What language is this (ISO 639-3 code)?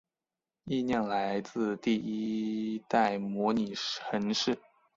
zho